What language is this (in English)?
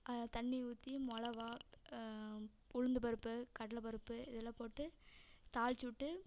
Tamil